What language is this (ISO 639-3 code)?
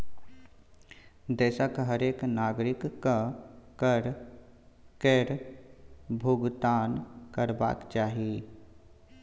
mai